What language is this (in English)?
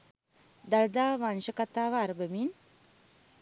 Sinhala